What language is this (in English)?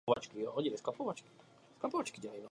Czech